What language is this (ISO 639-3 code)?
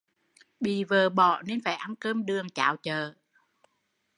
vie